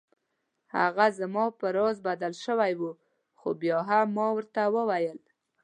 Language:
Pashto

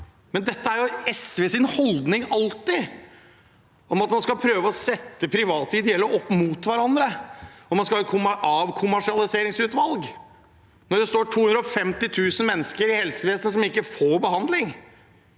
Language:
Norwegian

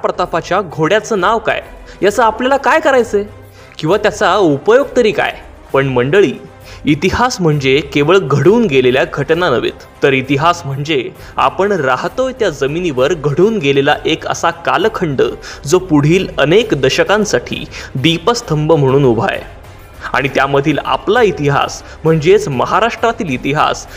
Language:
Marathi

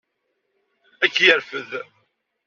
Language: Kabyle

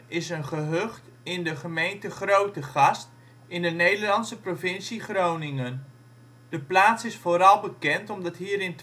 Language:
Dutch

